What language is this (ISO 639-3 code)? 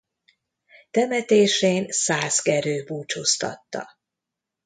hun